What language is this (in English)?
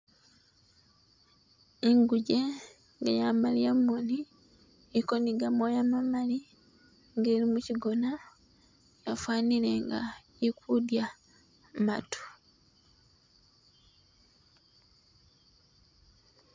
Masaaba